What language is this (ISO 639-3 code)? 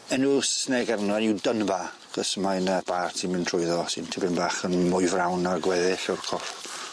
cym